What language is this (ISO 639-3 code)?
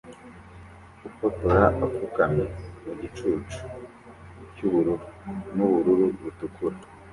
kin